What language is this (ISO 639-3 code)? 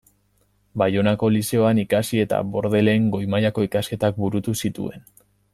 eus